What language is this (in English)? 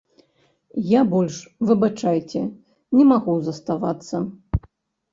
Belarusian